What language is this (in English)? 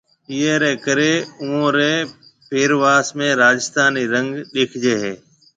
Marwari (Pakistan)